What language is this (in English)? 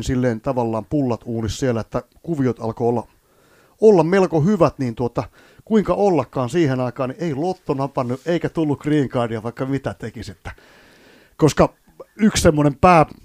Finnish